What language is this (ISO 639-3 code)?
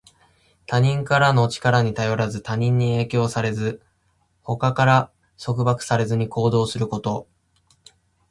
jpn